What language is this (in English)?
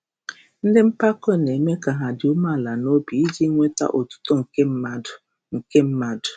Igbo